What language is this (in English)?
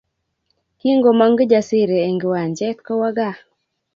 Kalenjin